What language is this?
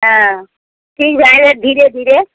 Maithili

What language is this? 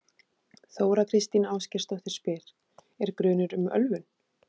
Icelandic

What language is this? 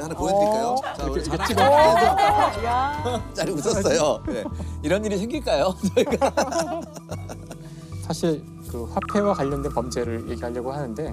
Korean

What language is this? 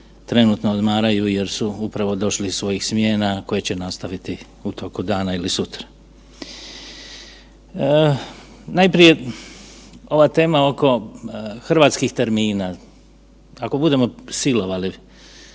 Croatian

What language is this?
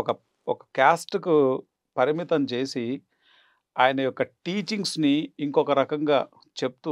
Telugu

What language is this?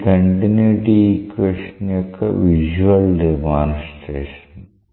Telugu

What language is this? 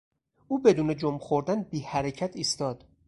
Persian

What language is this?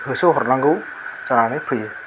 Bodo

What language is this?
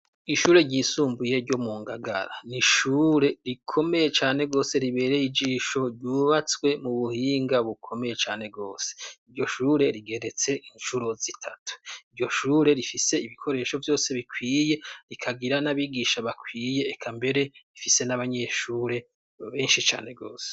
Rundi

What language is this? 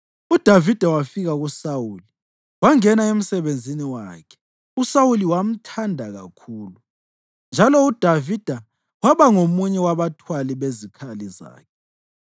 North Ndebele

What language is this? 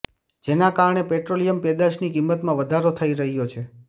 Gujarati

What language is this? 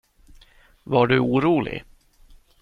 Swedish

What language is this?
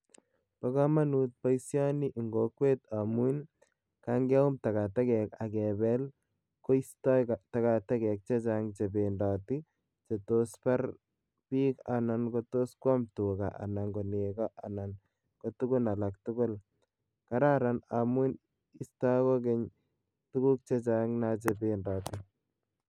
Kalenjin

